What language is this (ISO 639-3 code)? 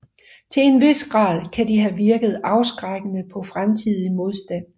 dan